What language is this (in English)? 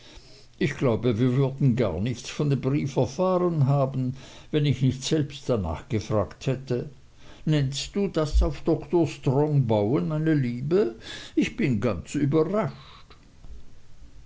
German